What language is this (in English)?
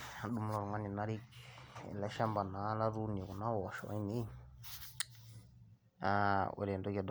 Masai